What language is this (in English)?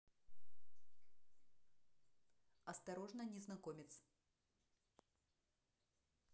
Russian